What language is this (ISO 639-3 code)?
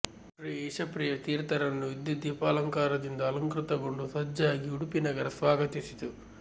kan